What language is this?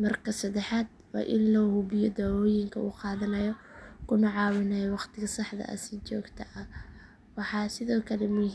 Somali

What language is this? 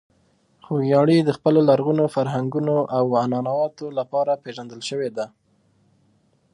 Pashto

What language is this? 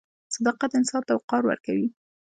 Pashto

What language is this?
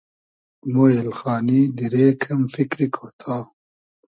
Hazaragi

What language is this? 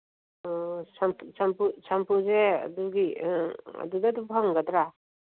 Manipuri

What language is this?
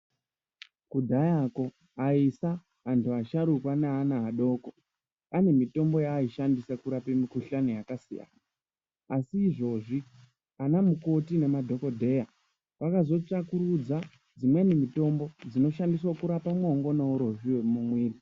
Ndau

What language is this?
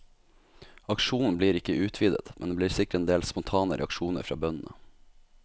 Norwegian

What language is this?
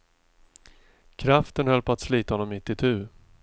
Swedish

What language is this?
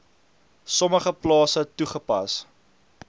Afrikaans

